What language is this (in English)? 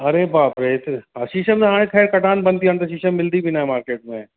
Sindhi